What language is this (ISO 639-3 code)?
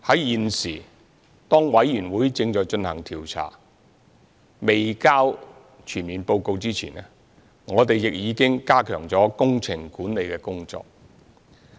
yue